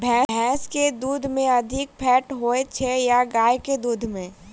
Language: Maithili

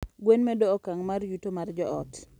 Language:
Luo (Kenya and Tanzania)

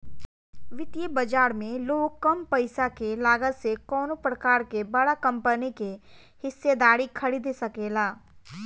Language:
Bhojpuri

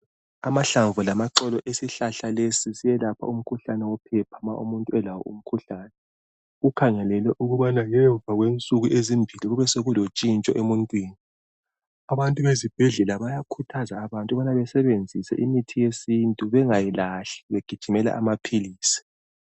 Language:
North Ndebele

